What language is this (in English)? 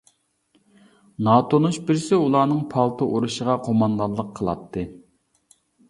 Uyghur